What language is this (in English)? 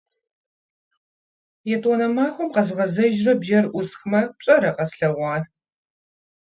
Kabardian